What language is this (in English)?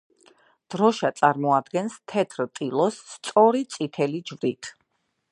Georgian